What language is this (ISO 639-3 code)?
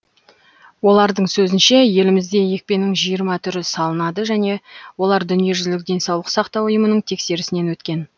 kaz